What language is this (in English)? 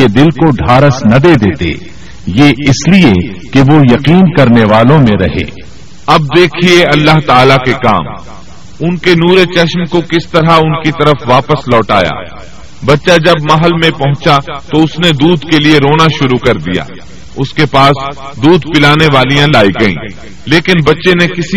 Urdu